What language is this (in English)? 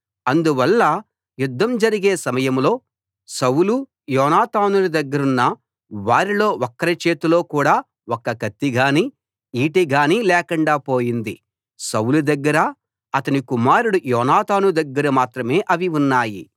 Telugu